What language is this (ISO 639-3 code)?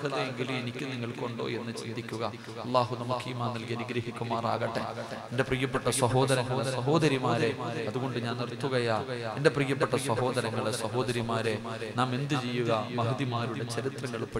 mal